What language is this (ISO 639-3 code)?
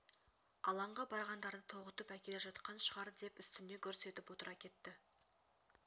kaz